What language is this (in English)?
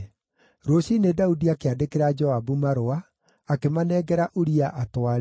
Kikuyu